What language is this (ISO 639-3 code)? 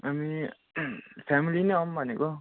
nep